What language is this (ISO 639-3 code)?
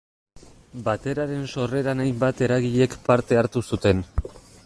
eus